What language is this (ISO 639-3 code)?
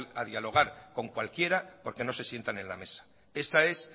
spa